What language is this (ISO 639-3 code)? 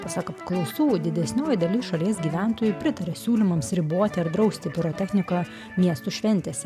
lit